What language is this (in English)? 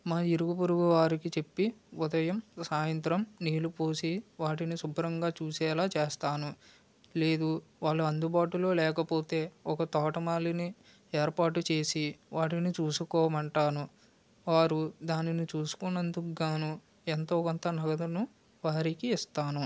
Telugu